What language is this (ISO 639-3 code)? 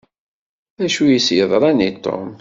kab